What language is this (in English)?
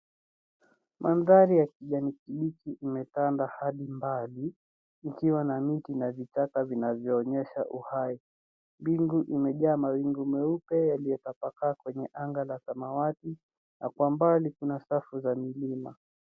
Swahili